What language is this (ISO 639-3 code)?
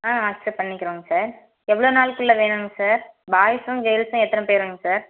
tam